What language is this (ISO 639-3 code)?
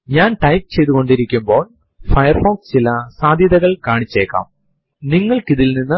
mal